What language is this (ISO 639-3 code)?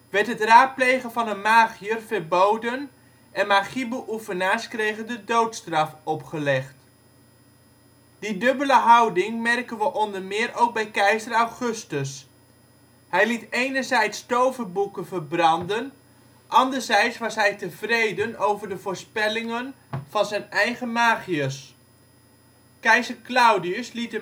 nld